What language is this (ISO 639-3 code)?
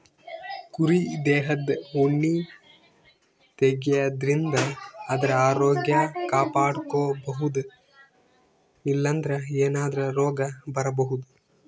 kan